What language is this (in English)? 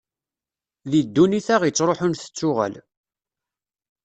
Kabyle